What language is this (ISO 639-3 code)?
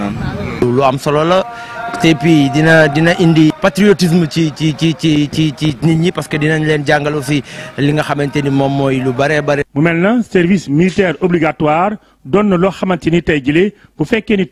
fra